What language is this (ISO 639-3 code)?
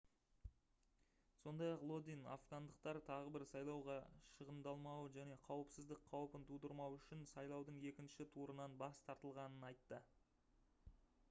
kaz